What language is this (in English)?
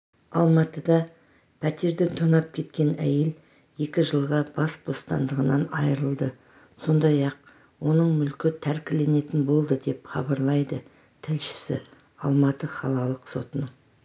Kazakh